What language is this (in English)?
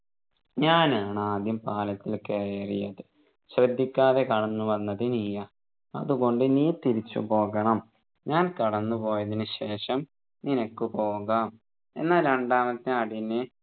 Malayalam